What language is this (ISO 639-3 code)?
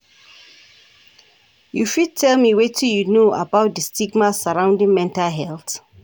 pcm